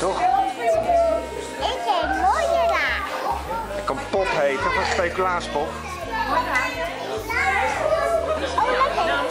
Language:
Dutch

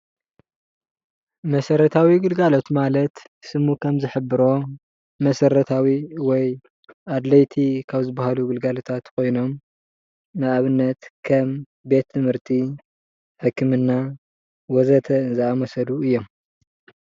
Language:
Tigrinya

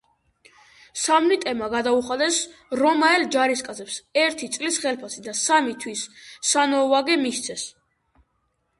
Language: Georgian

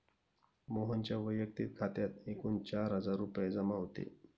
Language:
Marathi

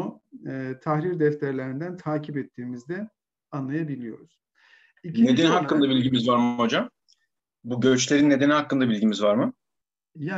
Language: Turkish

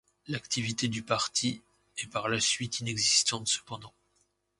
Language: French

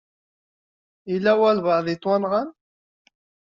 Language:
Kabyle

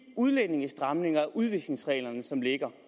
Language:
Danish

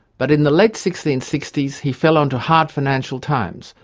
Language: English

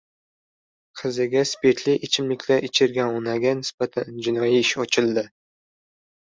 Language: Uzbek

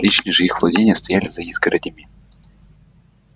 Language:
Russian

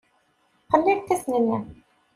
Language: Kabyle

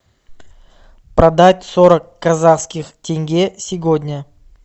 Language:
Russian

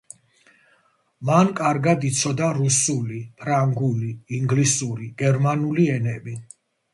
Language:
Georgian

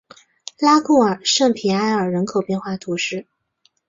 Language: Chinese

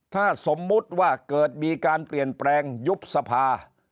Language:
Thai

